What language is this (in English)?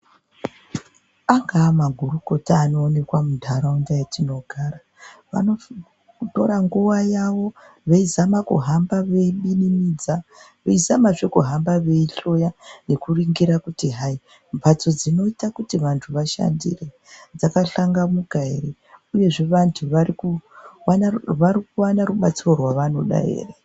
Ndau